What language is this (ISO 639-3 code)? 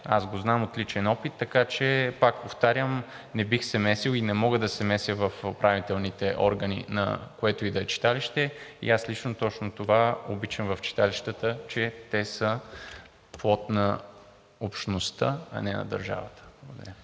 bul